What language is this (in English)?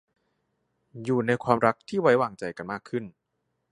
Thai